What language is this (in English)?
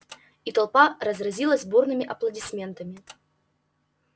Russian